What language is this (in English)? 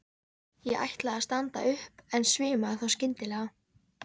Icelandic